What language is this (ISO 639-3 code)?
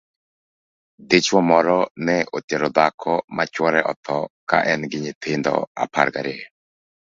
luo